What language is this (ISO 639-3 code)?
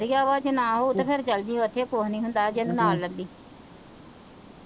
pan